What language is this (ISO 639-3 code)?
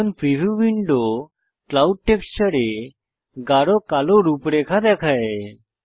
ben